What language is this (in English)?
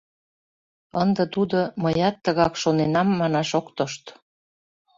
Mari